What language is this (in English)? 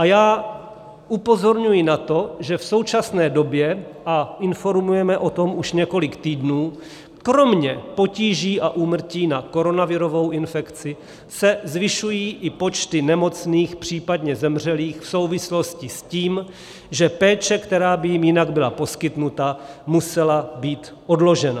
Czech